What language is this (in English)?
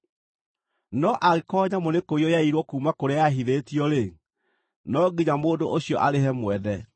Kikuyu